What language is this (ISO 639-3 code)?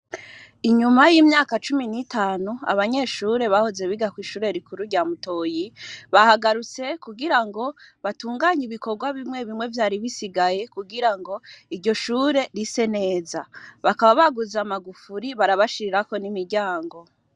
run